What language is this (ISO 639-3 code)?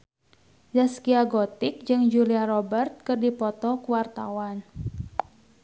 sun